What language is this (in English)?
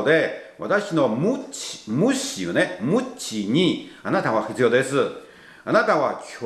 Japanese